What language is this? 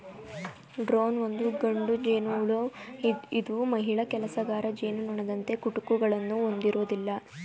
Kannada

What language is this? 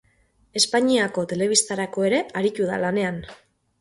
Basque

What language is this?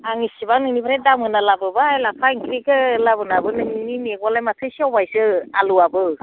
Bodo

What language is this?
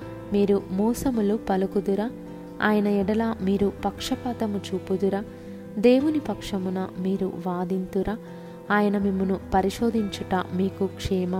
Telugu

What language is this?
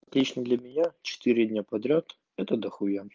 Russian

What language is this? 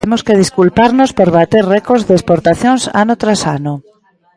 Galician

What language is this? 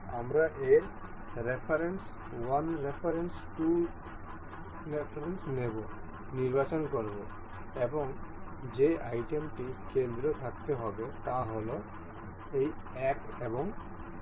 Bangla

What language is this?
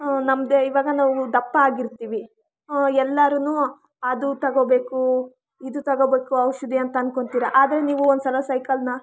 Kannada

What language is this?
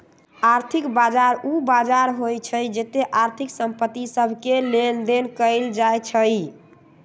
Magahi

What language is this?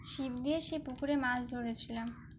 Bangla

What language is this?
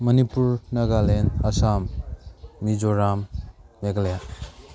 Manipuri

